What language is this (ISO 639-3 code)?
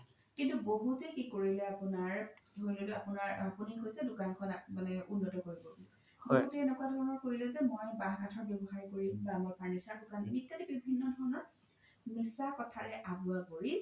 asm